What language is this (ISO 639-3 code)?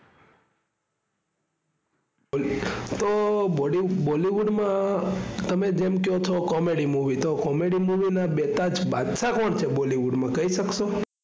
guj